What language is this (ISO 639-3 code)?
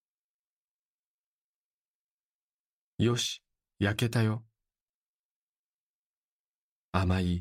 jpn